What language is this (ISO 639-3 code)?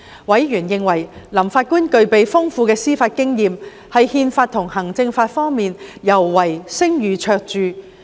yue